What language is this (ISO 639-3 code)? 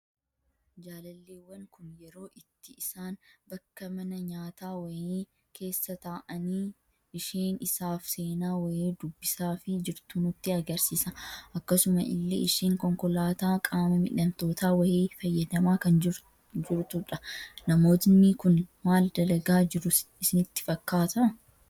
orm